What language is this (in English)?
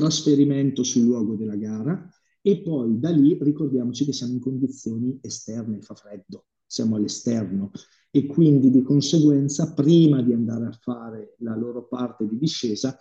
Italian